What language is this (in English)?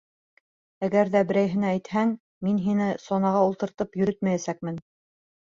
Bashkir